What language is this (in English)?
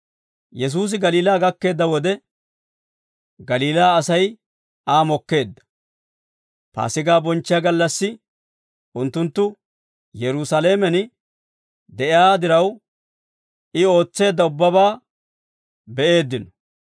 Dawro